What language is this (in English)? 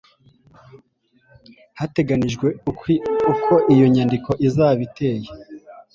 Kinyarwanda